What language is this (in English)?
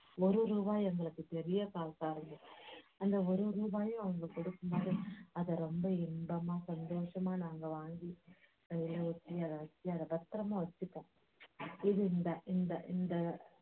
Tamil